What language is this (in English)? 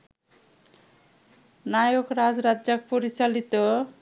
Bangla